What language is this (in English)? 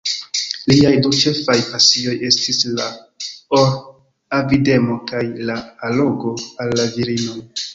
Esperanto